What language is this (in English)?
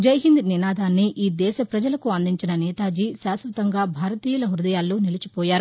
Telugu